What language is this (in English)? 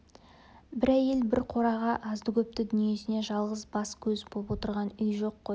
Kazakh